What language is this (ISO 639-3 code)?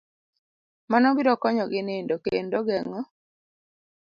luo